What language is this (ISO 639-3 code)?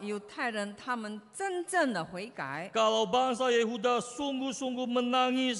ind